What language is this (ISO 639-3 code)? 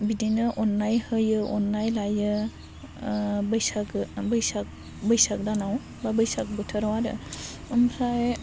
brx